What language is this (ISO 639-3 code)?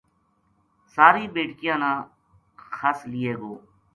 gju